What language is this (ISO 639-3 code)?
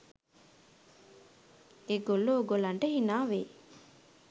sin